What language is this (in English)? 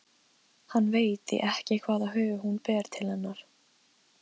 Icelandic